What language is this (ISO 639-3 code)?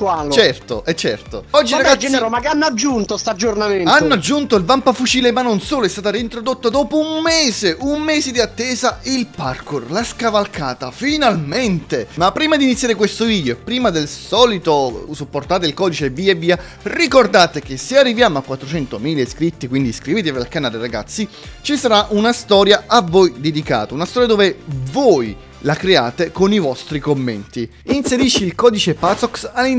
ita